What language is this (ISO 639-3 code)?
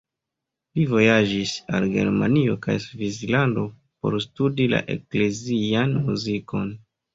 epo